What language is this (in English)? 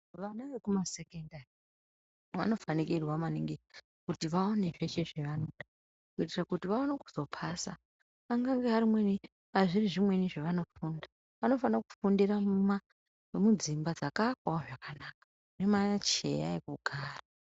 Ndau